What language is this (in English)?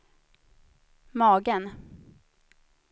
Swedish